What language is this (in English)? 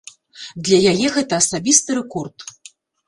Belarusian